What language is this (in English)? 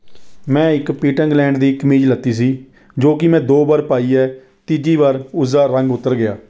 Punjabi